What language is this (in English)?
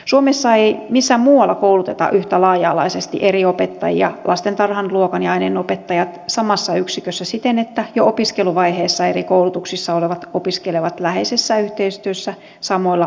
Finnish